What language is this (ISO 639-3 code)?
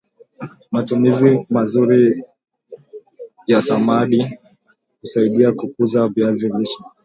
swa